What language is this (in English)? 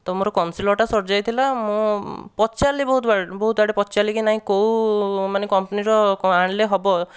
Odia